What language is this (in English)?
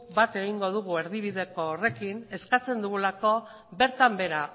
Basque